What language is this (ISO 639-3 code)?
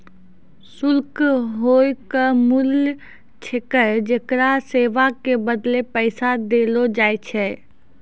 mai